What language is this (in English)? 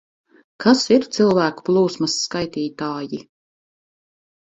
Latvian